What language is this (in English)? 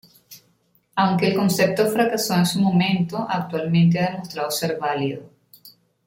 Spanish